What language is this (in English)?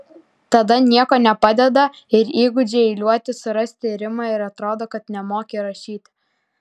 Lithuanian